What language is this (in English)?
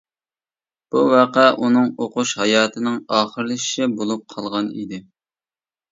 Uyghur